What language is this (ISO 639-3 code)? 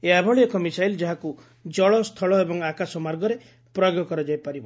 ori